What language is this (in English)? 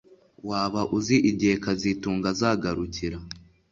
Kinyarwanda